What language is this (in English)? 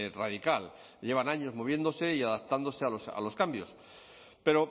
Spanish